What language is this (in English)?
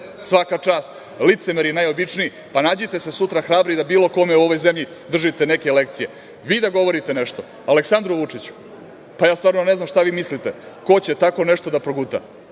Serbian